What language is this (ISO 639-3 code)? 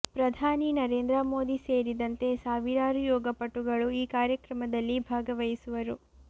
kan